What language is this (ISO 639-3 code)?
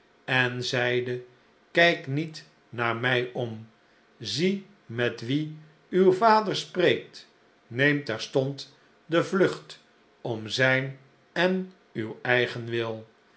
nld